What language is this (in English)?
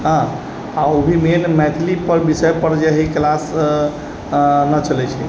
Maithili